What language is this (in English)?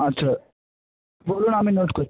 Bangla